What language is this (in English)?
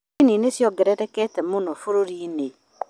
Kikuyu